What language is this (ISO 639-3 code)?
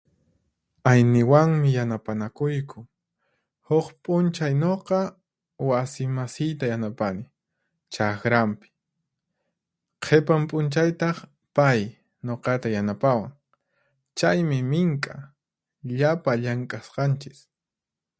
qxp